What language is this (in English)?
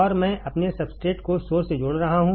Hindi